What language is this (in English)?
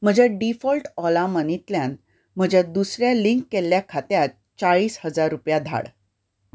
Konkani